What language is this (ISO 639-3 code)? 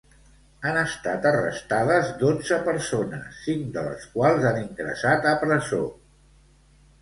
cat